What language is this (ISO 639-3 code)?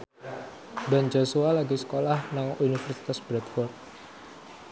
jav